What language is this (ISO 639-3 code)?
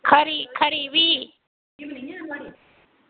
doi